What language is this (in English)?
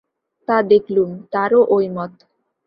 Bangla